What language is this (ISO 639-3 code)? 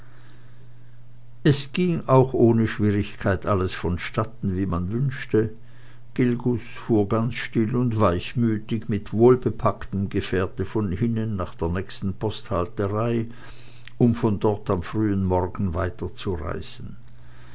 deu